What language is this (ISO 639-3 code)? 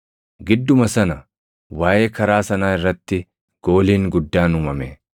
orm